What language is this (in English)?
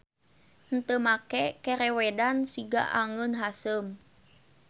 Sundanese